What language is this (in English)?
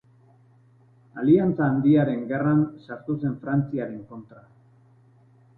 Basque